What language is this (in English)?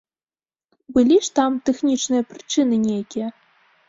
Belarusian